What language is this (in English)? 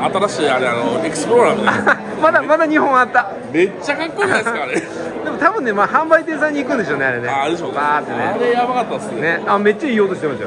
Japanese